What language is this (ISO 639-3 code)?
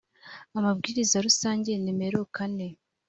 kin